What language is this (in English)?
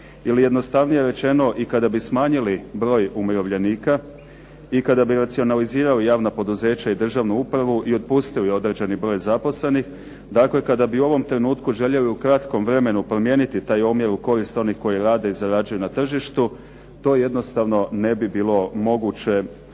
Croatian